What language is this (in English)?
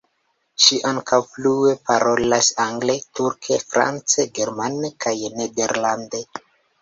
Esperanto